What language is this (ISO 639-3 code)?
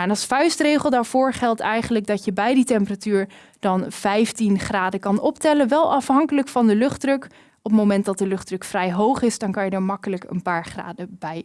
nld